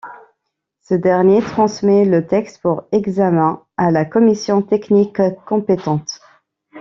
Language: French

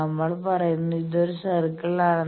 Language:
Malayalam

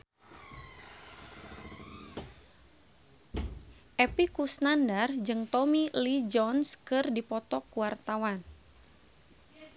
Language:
Sundanese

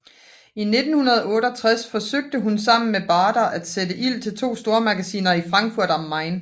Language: Danish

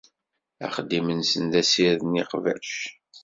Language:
Kabyle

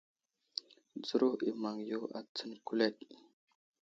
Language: Wuzlam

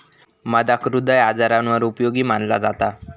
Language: Marathi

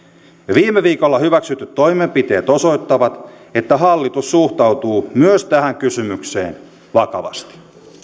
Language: Finnish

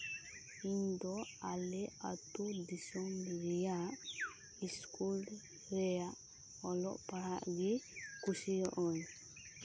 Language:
Santali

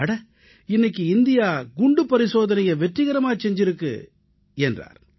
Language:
Tamil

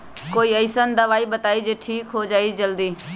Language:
Magahi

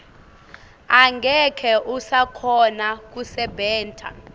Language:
Swati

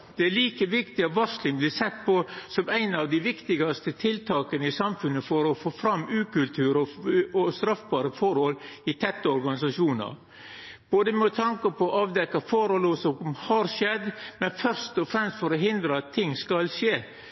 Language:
Norwegian Nynorsk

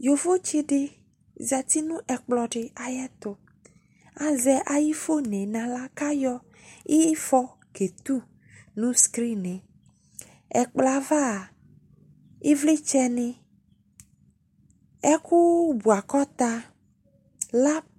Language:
Ikposo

